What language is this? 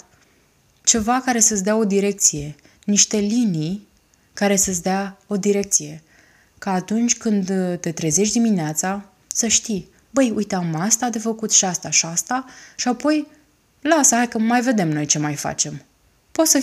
Romanian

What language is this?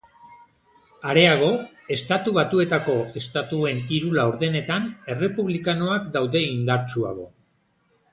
Basque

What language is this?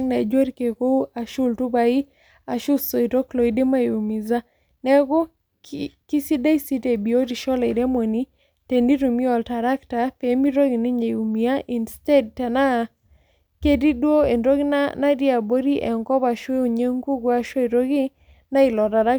Masai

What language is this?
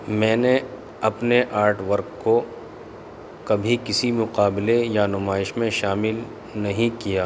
Urdu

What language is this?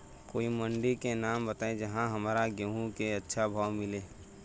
Bhojpuri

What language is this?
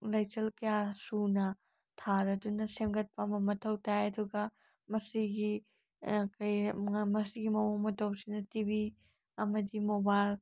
Manipuri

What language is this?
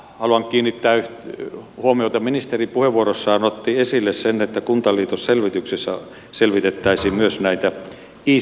Finnish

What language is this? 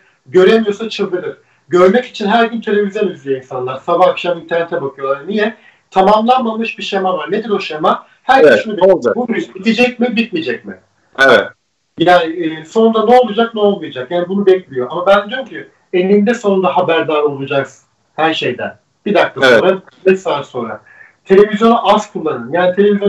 Turkish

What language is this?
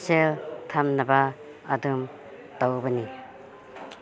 Manipuri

